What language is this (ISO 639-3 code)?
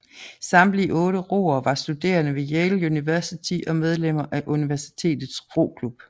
dan